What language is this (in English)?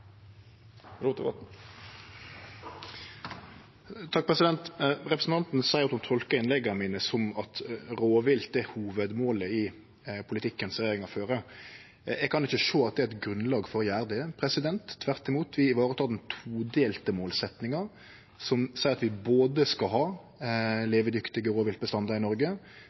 Norwegian Nynorsk